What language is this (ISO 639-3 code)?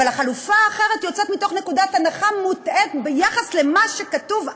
heb